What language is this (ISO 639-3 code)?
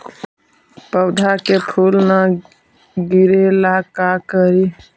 mag